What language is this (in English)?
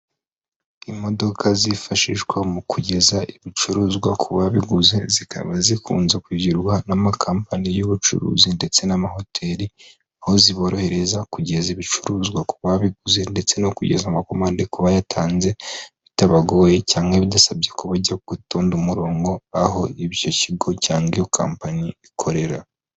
Kinyarwanda